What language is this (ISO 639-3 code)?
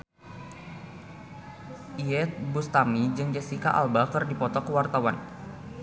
sun